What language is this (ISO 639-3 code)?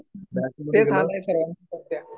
mar